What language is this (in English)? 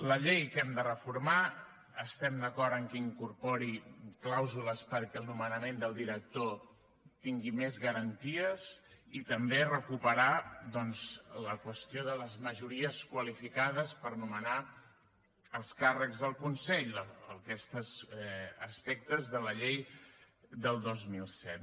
Catalan